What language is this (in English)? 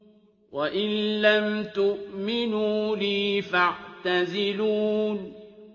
Arabic